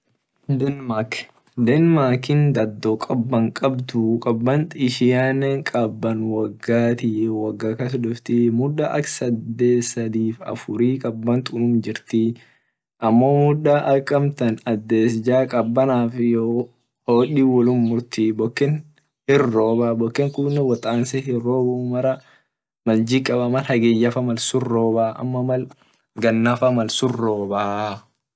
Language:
Orma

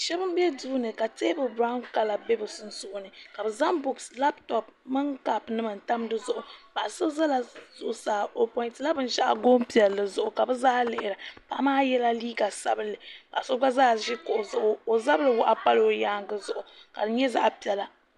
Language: Dagbani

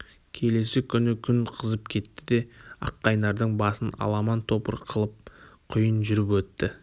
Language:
Kazakh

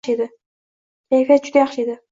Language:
Uzbek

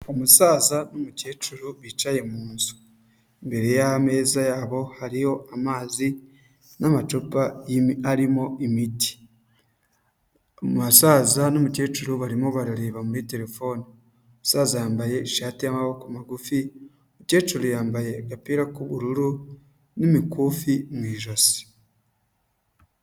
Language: Kinyarwanda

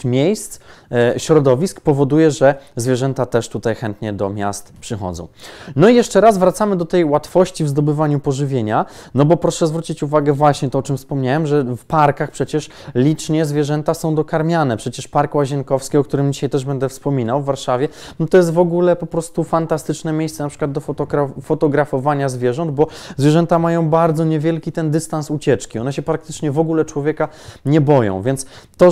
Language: Polish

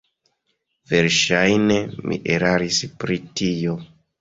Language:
Esperanto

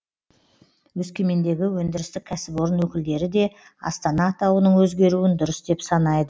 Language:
Kazakh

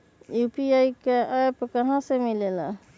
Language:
Magahi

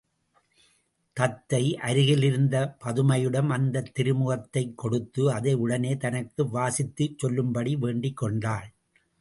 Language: Tamil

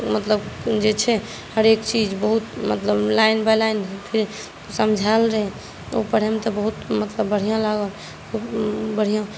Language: Maithili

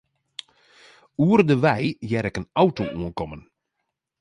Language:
Western Frisian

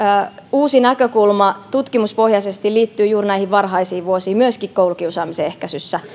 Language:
Finnish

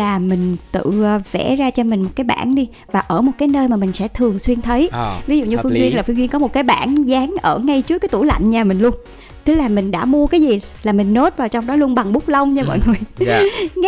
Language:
Vietnamese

